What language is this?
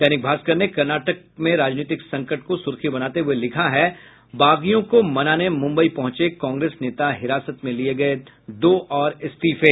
Hindi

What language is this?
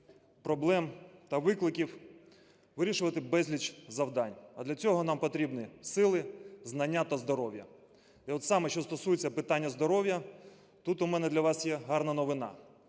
Ukrainian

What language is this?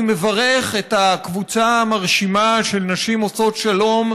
Hebrew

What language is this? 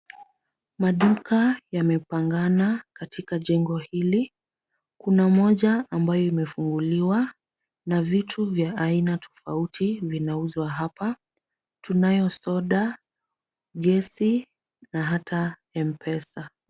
Swahili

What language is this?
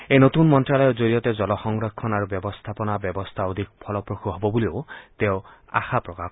Assamese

